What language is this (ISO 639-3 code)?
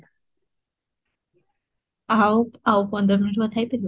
ori